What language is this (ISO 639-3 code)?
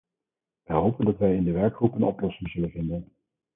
nld